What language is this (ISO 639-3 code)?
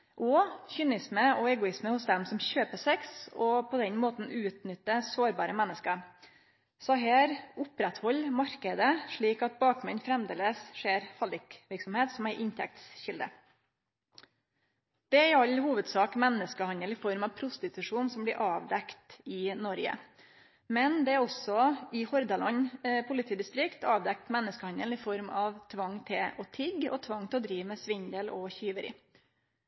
nno